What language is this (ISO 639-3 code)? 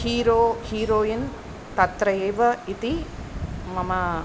san